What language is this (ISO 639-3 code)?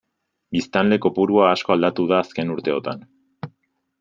eus